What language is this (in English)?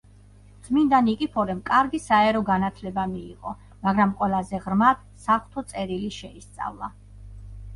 Georgian